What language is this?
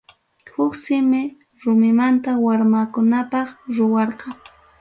Ayacucho Quechua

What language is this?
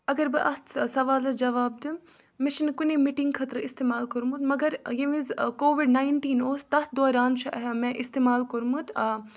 Kashmiri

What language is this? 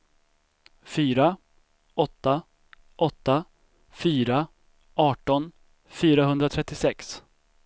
Swedish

